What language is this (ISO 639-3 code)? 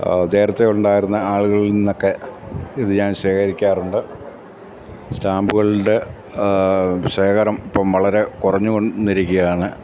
mal